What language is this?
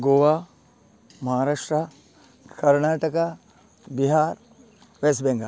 Konkani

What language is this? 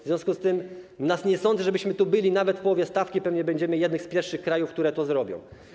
Polish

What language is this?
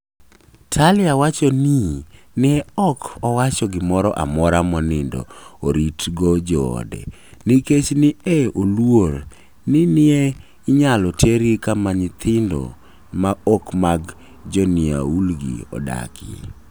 Luo (Kenya and Tanzania)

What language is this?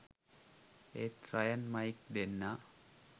Sinhala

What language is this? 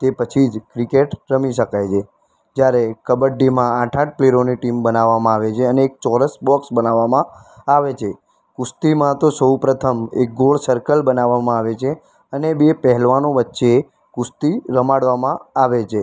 Gujarati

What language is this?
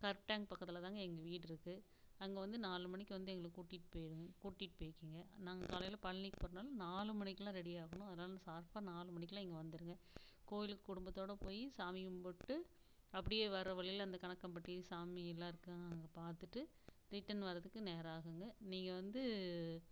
Tamil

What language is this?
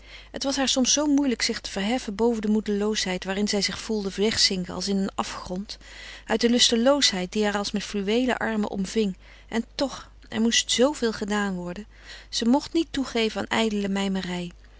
Dutch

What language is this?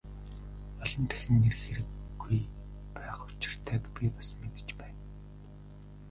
Mongolian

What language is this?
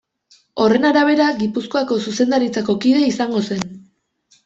Basque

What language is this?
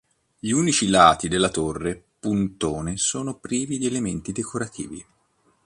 Italian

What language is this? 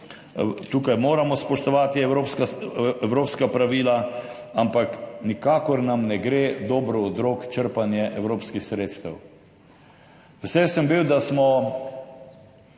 Slovenian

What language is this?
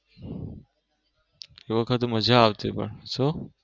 Gujarati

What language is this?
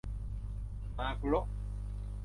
Thai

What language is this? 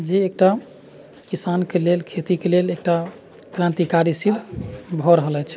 Maithili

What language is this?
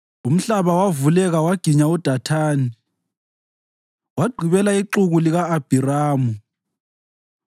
North Ndebele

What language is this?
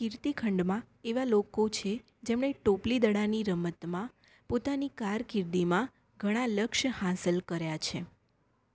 Gujarati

